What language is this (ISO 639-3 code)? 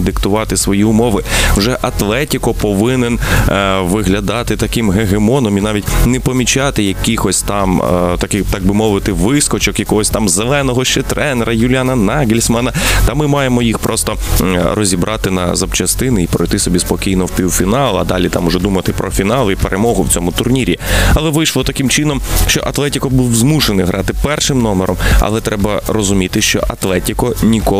ukr